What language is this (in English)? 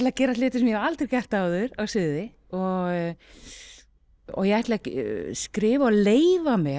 Icelandic